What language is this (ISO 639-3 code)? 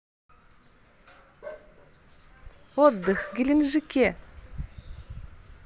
rus